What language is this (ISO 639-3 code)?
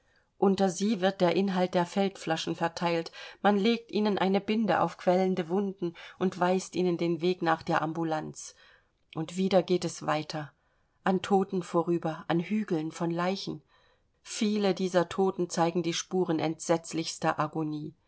deu